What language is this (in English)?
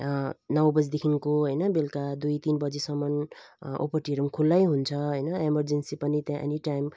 Nepali